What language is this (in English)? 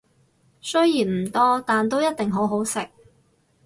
Cantonese